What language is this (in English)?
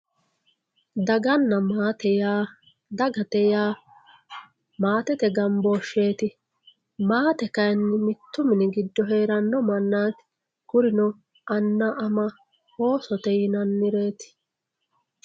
Sidamo